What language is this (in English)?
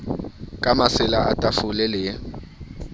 Southern Sotho